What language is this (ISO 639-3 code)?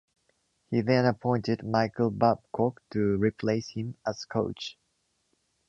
eng